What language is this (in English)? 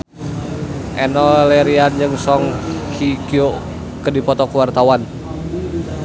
Sundanese